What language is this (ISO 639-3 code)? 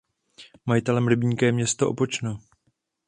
ces